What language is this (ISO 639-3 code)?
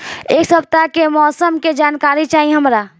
bho